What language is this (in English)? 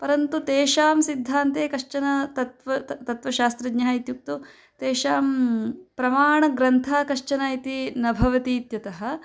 Sanskrit